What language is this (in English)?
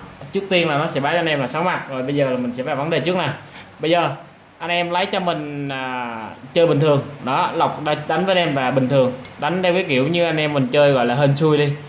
Vietnamese